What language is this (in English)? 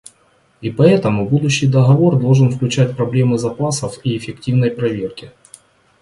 Russian